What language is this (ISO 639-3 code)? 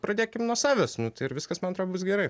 lit